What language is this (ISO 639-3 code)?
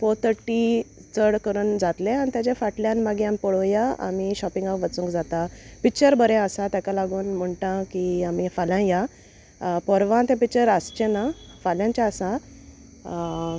kok